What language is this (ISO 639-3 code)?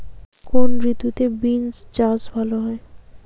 ben